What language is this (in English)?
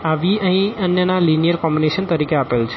Gujarati